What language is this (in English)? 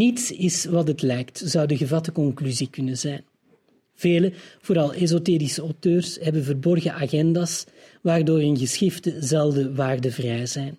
Dutch